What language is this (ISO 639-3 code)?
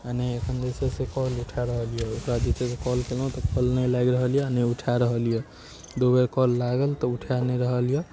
mai